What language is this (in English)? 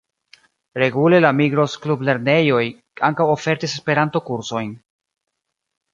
Esperanto